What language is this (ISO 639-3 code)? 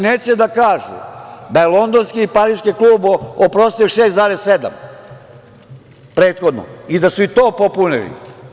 srp